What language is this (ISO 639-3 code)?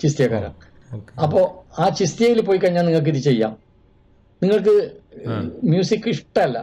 mal